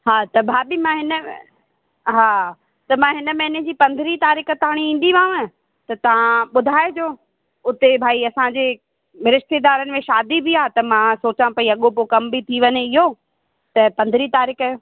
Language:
Sindhi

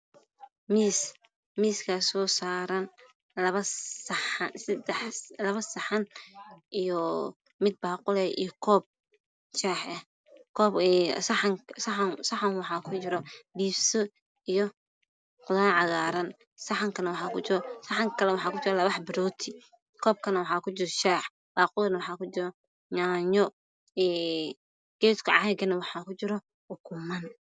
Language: Somali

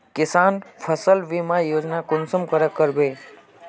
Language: Magahi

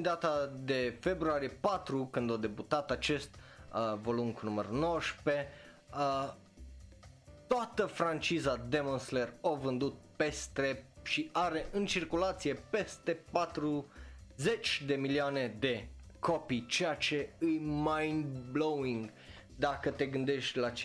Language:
Romanian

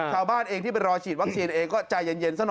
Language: Thai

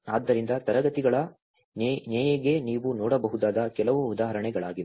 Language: Kannada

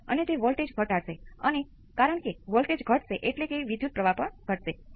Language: Gujarati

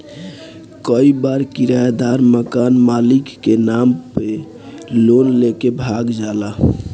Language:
Bhojpuri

